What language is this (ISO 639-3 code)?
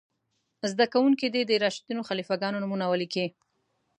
pus